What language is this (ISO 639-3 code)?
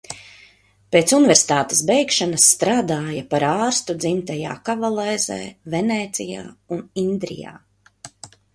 lav